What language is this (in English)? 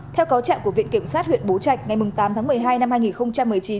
Vietnamese